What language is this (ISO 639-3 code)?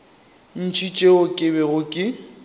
nso